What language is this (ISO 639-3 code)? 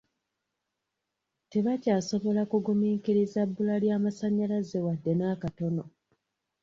lug